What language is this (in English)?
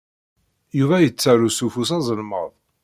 Kabyle